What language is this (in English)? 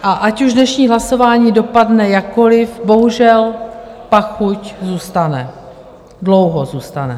Czech